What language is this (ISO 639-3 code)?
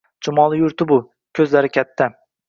uzb